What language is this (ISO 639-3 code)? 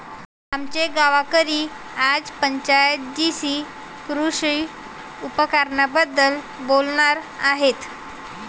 mar